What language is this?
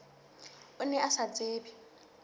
Southern Sotho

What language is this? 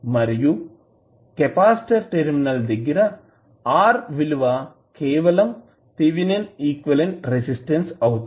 Telugu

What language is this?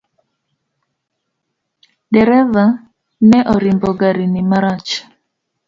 Luo (Kenya and Tanzania)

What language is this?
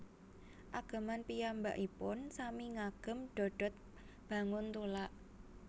Javanese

